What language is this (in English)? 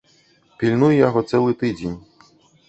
Belarusian